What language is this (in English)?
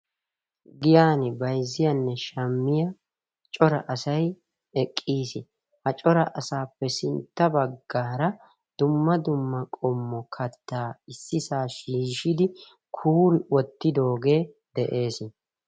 Wolaytta